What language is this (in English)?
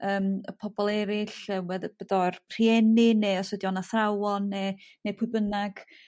Welsh